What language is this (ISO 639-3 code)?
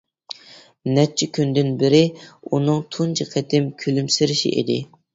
uig